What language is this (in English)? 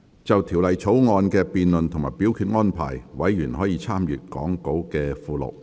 Cantonese